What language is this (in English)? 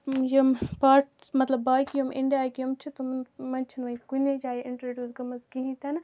Kashmiri